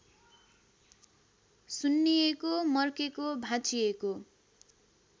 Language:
Nepali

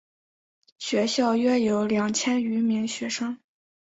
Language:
Chinese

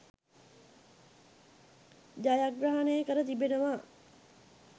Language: Sinhala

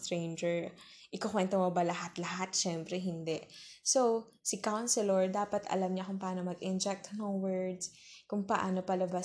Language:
Filipino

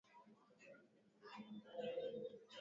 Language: Swahili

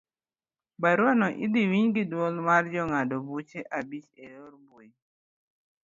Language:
Luo (Kenya and Tanzania)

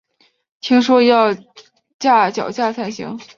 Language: Chinese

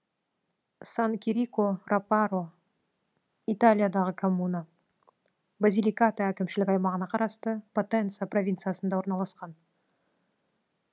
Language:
Kazakh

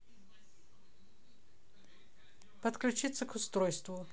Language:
Russian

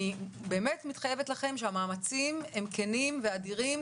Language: Hebrew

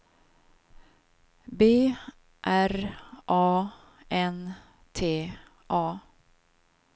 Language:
Swedish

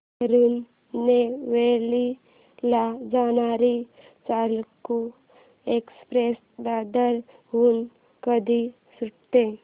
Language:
Marathi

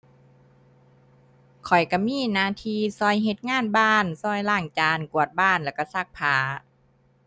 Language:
Thai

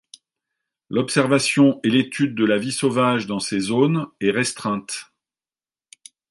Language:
French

